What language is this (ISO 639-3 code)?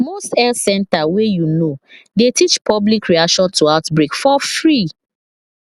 pcm